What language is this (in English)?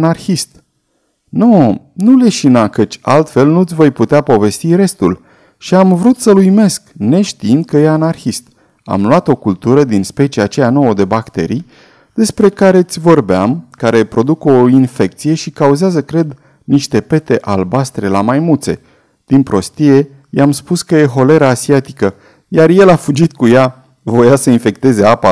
Romanian